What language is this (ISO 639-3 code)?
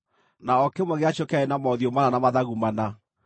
kik